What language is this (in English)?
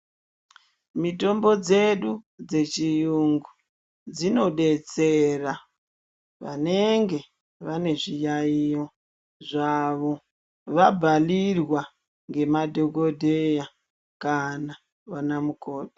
Ndau